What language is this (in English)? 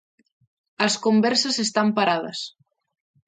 Galician